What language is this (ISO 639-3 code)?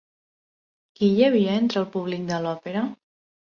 cat